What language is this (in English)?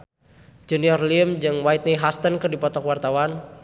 Sundanese